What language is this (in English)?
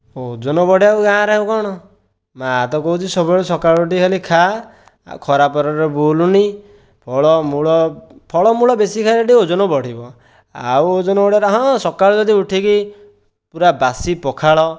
Odia